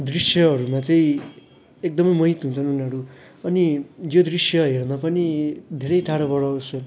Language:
Nepali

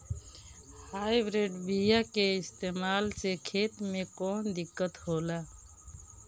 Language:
Bhojpuri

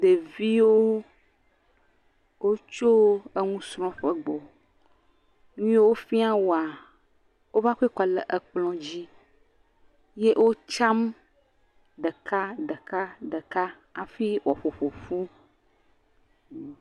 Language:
Ewe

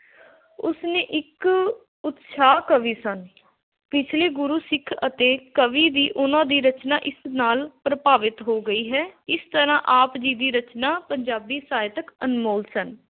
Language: Punjabi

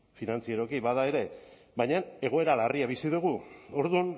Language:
Basque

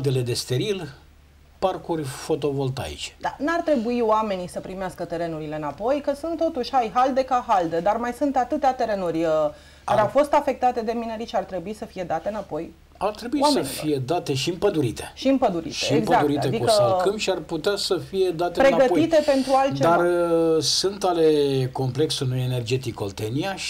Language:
Romanian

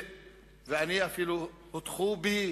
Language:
Hebrew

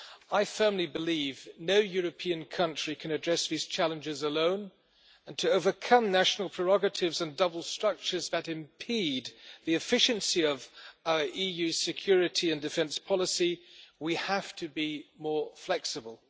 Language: English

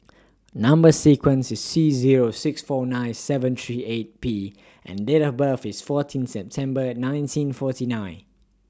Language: English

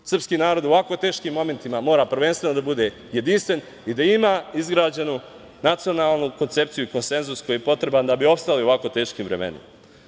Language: Serbian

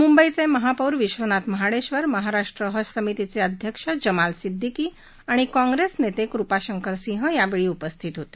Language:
Marathi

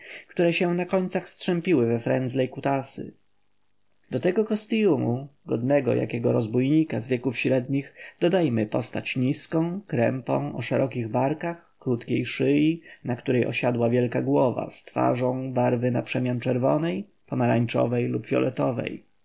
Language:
Polish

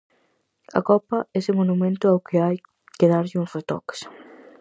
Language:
Galician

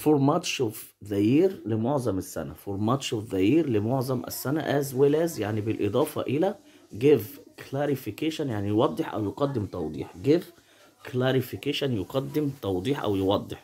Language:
Arabic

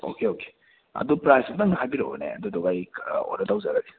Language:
Manipuri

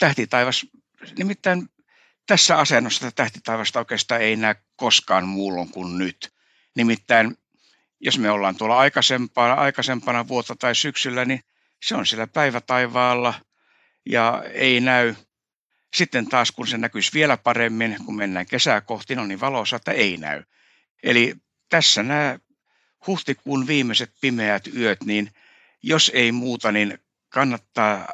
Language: Finnish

